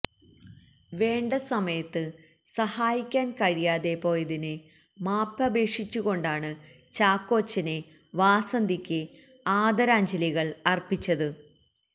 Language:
Malayalam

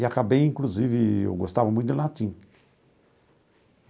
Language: Portuguese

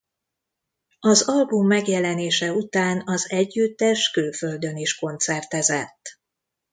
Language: Hungarian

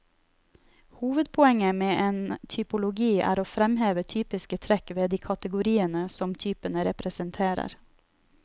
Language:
Norwegian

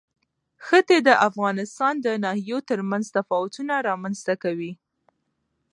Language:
Pashto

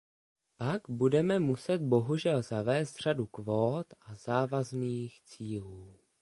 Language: Czech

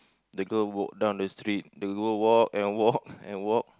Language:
English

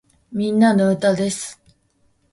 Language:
Japanese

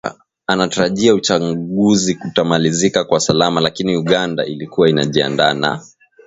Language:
Swahili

